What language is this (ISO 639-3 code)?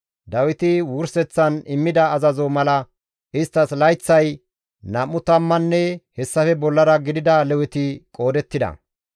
gmv